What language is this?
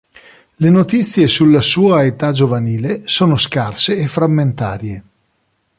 Italian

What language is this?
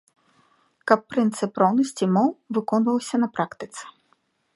Belarusian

